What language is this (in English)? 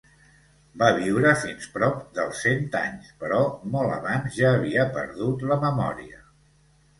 Catalan